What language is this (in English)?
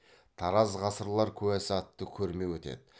Kazakh